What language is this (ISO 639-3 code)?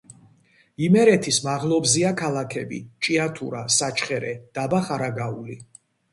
kat